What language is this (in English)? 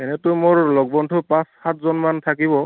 Assamese